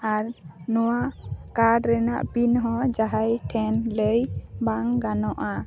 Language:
Santali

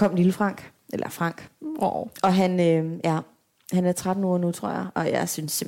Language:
Danish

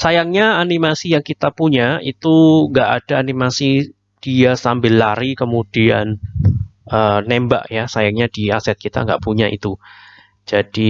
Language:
Indonesian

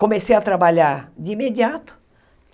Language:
Portuguese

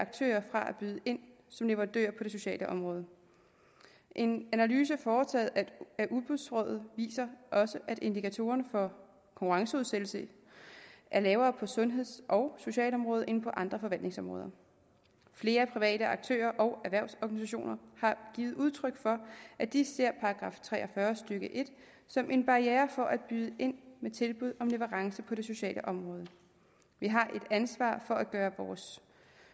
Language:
Danish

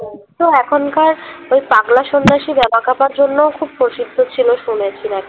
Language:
Bangla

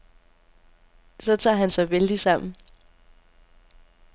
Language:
Danish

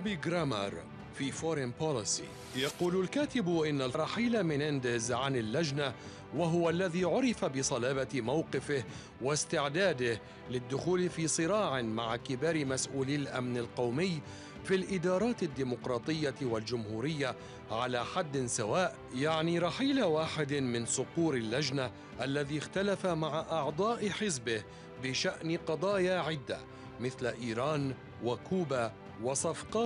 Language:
Arabic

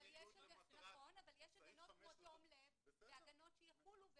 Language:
Hebrew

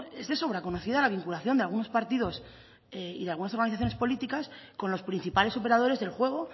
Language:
Spanish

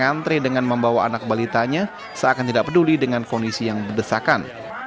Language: Indonesian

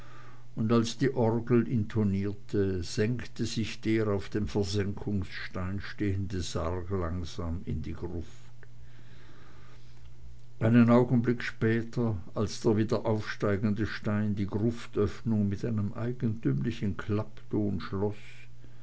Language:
German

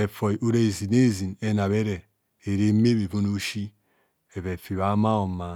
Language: Kohumono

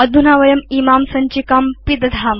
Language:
Sanskrit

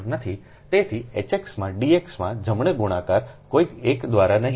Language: Gujarati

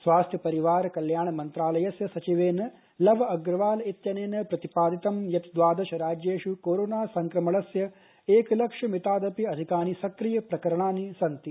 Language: Sanskrit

